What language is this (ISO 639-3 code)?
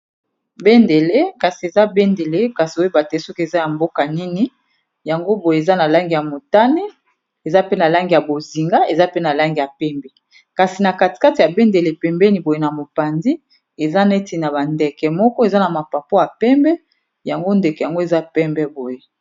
lin